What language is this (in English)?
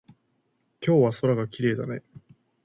Japanese